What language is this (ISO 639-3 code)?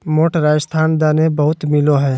mag